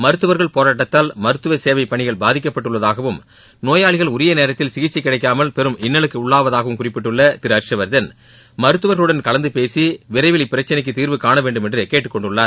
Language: Tamil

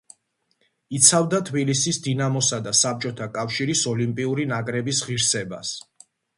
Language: Georgian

